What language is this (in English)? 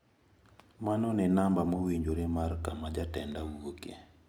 Luo (Kenya and Tanzania)